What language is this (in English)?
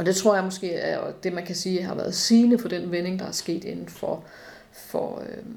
Danish